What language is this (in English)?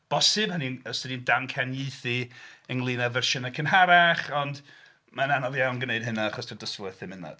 Welsh